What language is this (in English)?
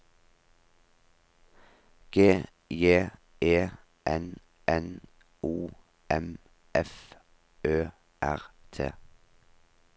Norwegian